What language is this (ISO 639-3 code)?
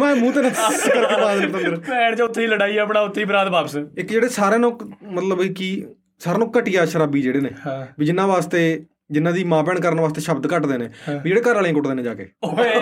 pan